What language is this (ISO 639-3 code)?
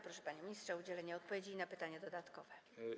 pol